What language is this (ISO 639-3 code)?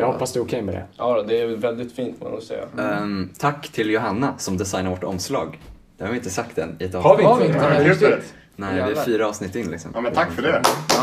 swe